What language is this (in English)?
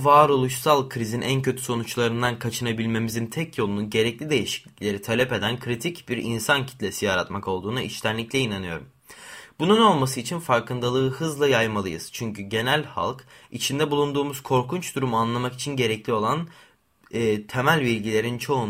Turkish